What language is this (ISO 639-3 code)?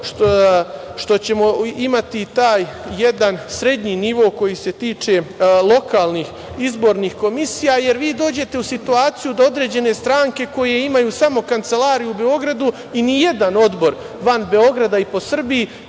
srp